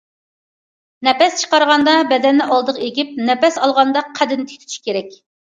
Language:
Uyghur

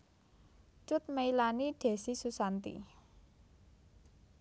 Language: Javanese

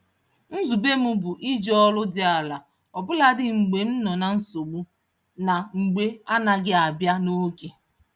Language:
Igbo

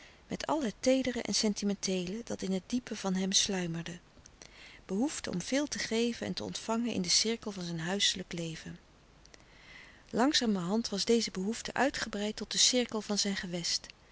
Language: Dutch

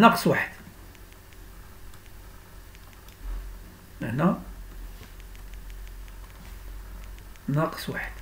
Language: Arabic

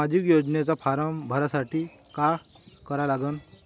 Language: Marathi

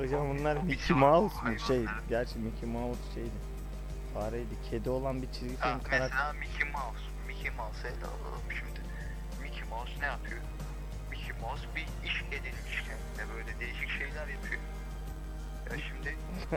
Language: Turkish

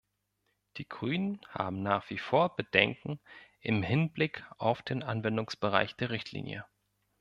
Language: German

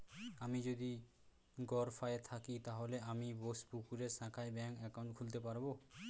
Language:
Bangla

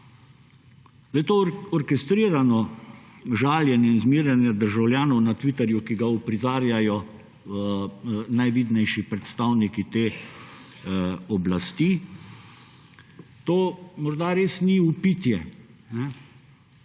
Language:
Slovenian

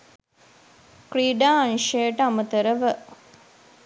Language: Sinhala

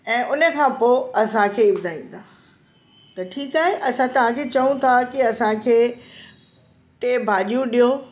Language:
Sindhi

